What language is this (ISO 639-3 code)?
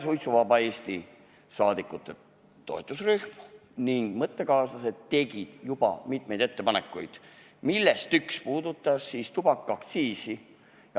est